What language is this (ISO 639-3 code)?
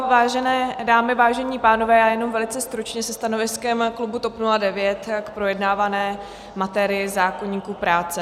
ces